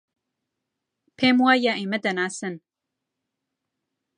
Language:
Central Kurdish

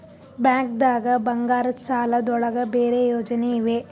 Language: Kannada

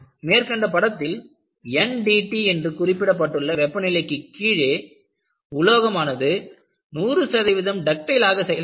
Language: Tamil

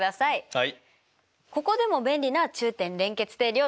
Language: Japanese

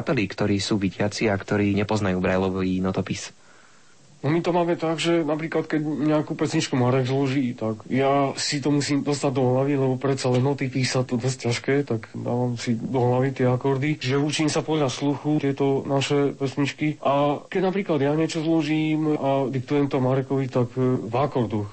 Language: Slovak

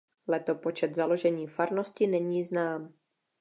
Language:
Czech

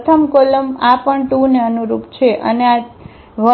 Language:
Gujarati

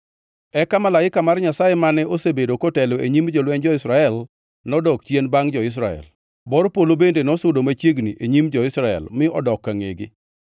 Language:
Luo (Kenya and Tanzania)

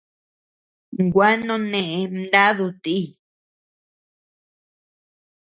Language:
Tepeuxila Cuicatec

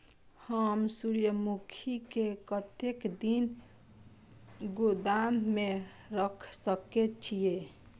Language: Maithili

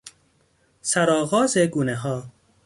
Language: Persian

